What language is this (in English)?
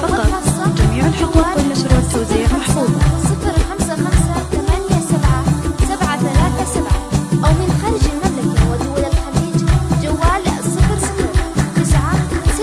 Arabic